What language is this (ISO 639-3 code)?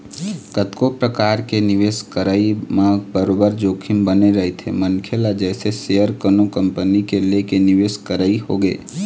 hne